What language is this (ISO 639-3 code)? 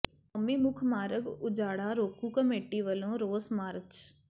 pan